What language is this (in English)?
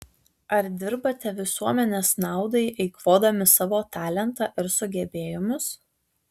Lithuanian